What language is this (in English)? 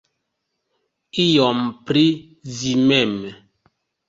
Esperanto